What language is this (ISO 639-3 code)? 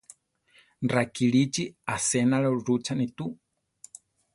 tar